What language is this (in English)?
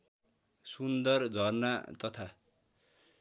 Nepali